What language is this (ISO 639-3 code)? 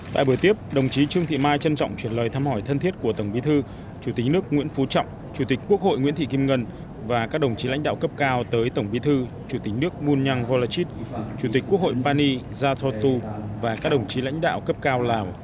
vie